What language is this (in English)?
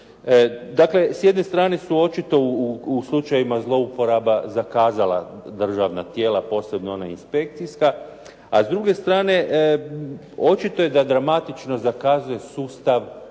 Croatian